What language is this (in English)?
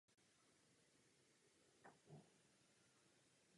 Czech